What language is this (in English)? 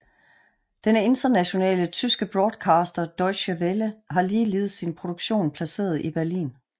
Danish